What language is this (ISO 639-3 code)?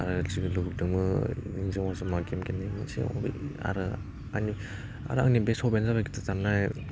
brx